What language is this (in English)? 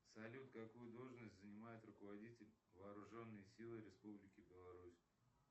Russian